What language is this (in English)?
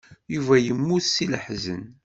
Kabyle